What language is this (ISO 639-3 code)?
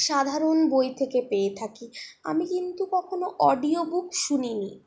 ben